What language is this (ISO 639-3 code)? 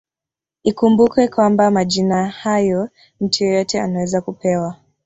swa